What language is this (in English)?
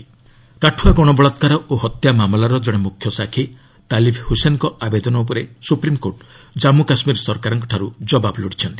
Odia